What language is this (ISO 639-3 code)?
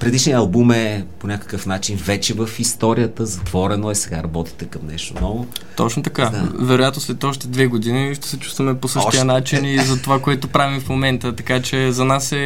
bul